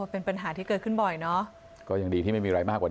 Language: Thai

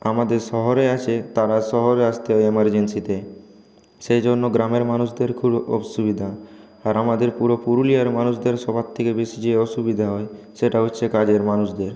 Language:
Bangla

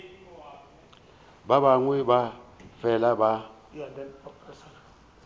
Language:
Northern Sotho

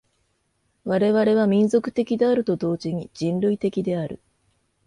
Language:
Japanese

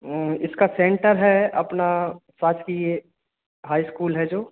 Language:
Hindi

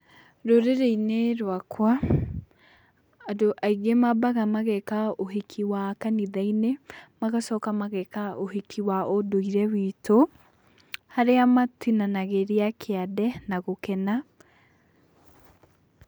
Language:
Kikuyu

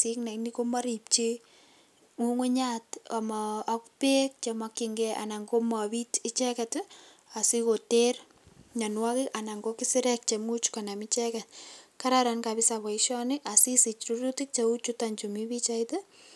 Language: Kalenjin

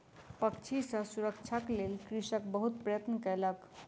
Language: Maithili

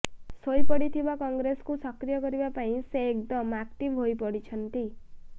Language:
Odia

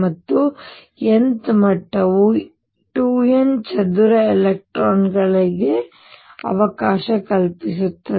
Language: Kannada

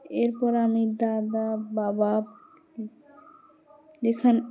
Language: Bangla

